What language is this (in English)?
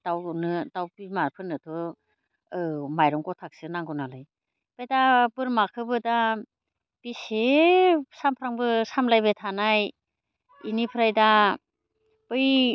Bodo